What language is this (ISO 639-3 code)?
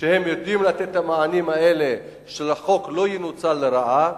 heb